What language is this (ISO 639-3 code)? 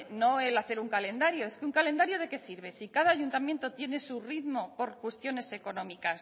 spa